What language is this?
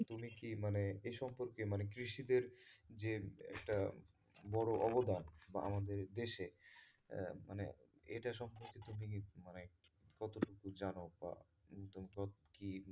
Bangla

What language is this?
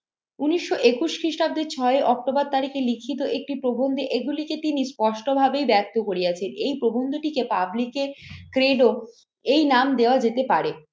Bangla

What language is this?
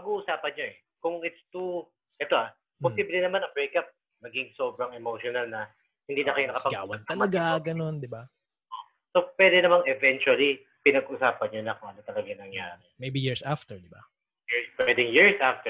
Filipino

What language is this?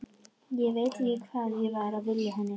Icelandic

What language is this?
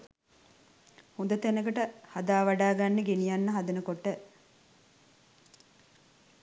Sinhala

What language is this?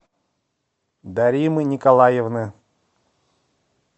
Russian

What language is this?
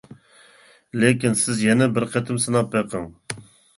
Uyghur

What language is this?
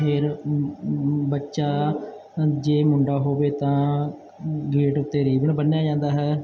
Punjabi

